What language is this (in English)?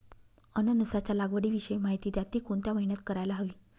Marathi